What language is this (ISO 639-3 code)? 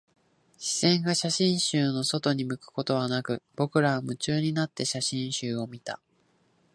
jpn